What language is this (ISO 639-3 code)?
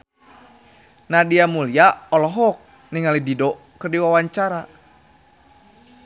sun